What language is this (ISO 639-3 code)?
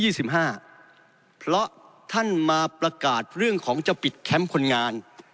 tha